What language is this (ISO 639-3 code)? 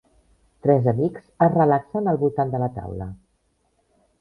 cat